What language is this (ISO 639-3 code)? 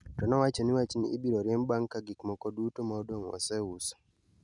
luo